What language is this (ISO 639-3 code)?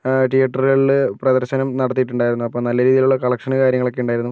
mal